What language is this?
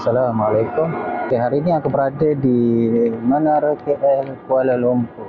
Malay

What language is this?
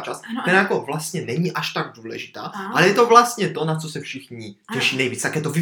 Czech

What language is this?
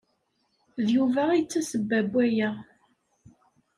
Kabyle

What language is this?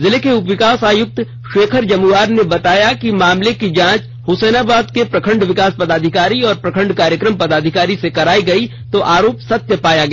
Hindi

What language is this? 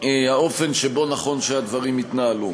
Hebrew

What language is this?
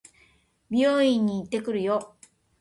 Japanese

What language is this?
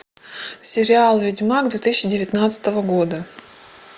Russian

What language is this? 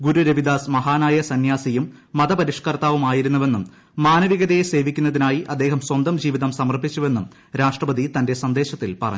Malayalam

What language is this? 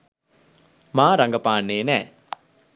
Sinhala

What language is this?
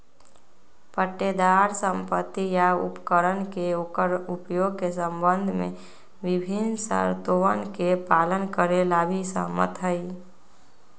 Magahi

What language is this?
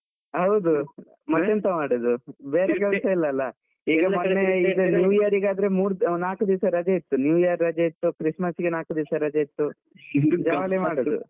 Kannada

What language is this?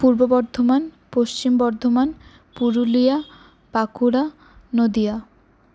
Bangla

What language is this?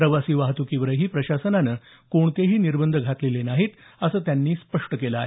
Marathi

